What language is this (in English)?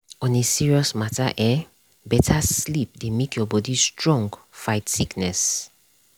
Nigerian Pidgin